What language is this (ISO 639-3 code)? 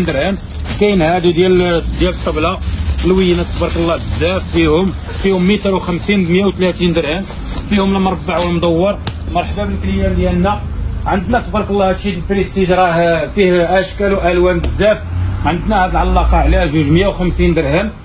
ara